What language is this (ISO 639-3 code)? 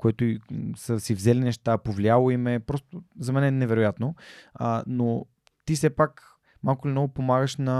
bul